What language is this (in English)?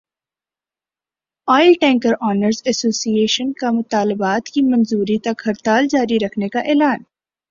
Urdu